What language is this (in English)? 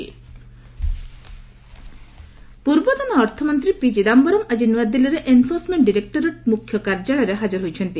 Odia